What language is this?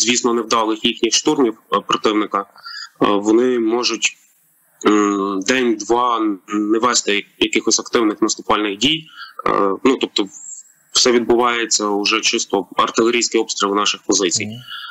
Ukrainian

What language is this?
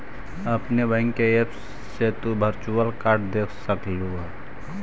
Magahi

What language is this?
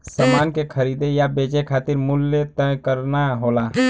Bhojpuri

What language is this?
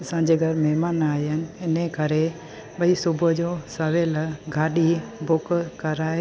Sindhi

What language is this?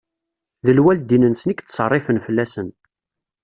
Kabyle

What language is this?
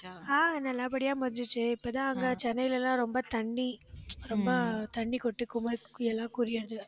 Tamil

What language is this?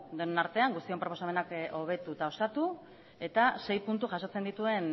Basque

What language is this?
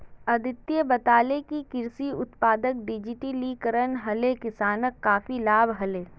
Magahi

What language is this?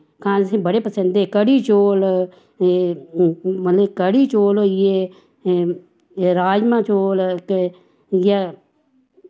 Dogri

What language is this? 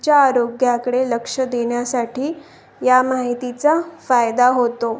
Marathi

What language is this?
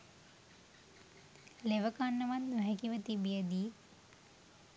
Sinhala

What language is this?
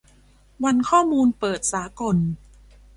Thai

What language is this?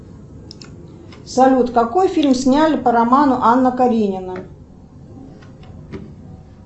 Russian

